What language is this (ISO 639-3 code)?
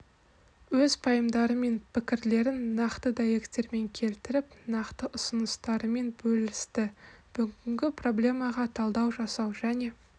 kaz